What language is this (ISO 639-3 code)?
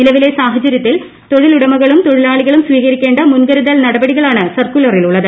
mal